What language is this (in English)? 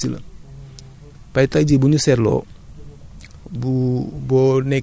Wolof